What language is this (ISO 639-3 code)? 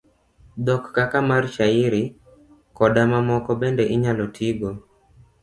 luo